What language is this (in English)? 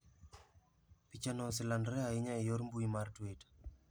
Luo (Kenya and Tanzania)